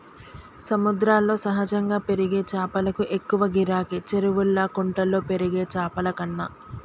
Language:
Telugu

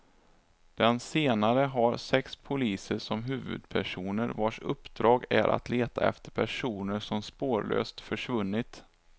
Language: Swedish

